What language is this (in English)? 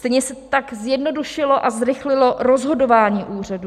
Czech